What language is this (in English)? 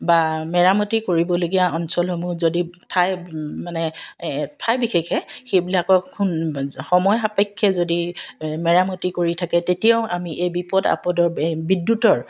Assamese